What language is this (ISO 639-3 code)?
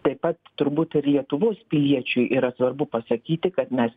lit